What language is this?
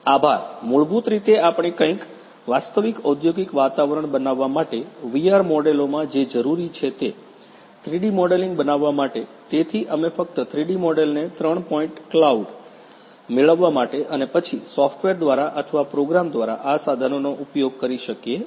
Gujarati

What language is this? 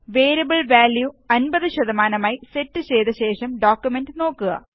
Malayalam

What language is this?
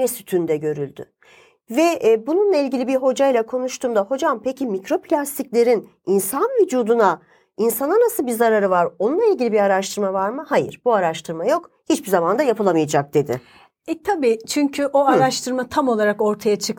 Turkish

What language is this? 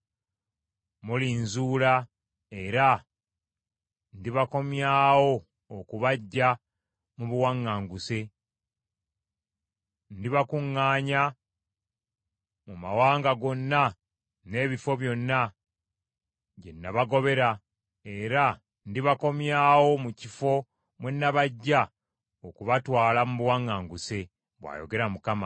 Ganda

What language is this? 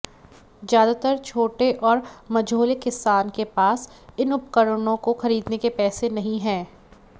Hindi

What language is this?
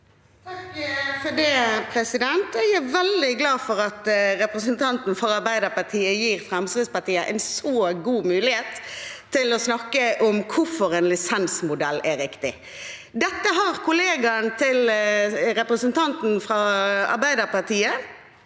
Norwegian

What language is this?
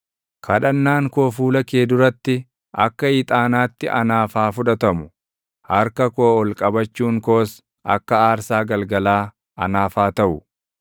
Oromo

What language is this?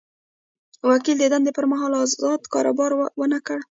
Pashto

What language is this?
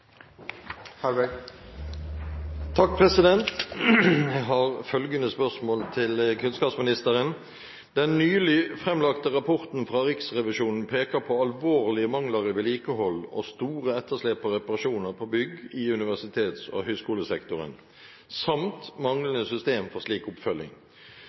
Norwegian Bokmål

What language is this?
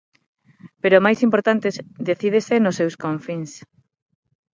Galician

